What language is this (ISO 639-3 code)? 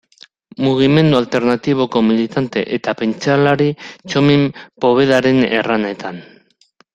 eus